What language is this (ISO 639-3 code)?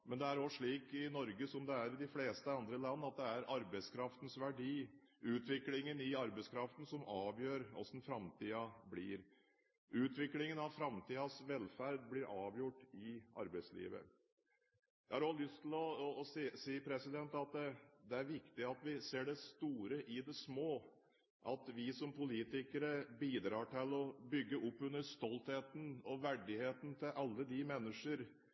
nob